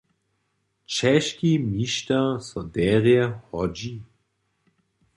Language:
Upper Sorbian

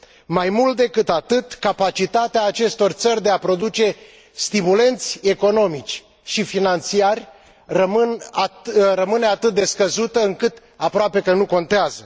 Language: Romanian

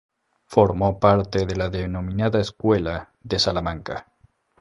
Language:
Spanish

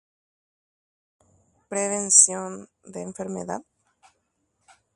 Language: Guarani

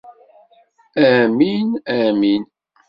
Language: Kabyle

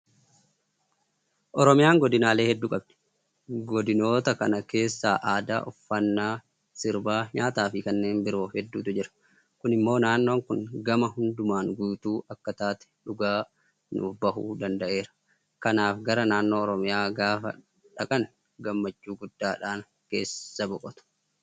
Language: Oromo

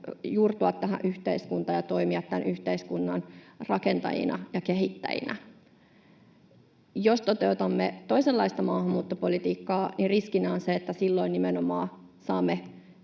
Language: Finnish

